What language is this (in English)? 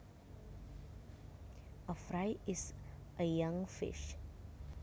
Javanese